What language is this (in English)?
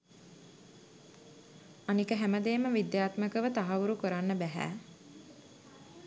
Sinhala